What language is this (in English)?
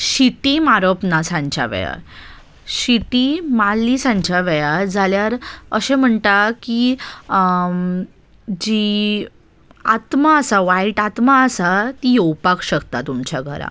Konkani